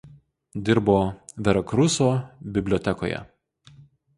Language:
Lithuanian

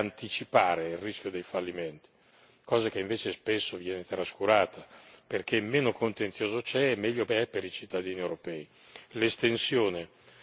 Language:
Italian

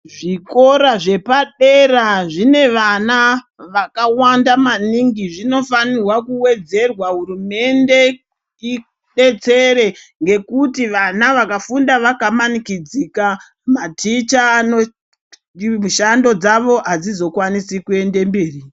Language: Ndau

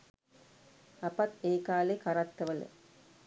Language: Sinhala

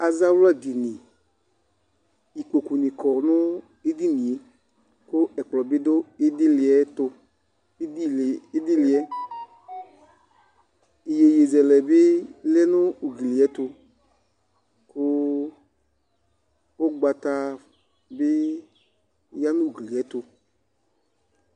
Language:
Ikposo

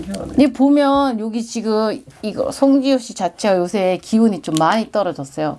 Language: Korean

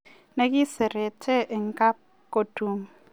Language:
Kalenjin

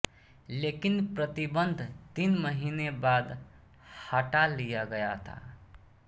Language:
Hindi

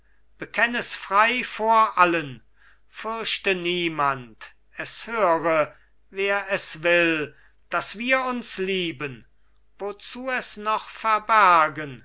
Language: German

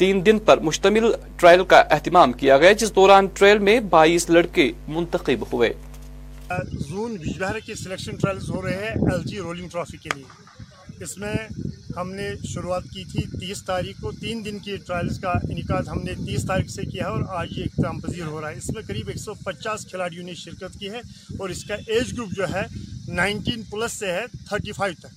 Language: Urdu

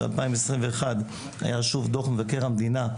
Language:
Hebrew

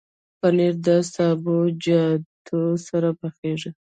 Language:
Pashto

